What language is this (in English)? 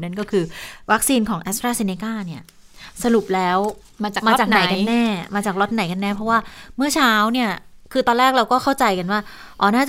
Thai